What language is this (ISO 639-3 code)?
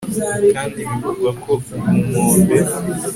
kin